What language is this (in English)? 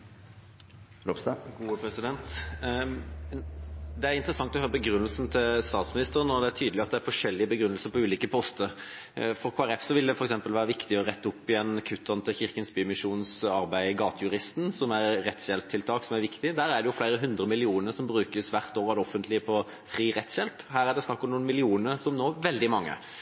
Norwegian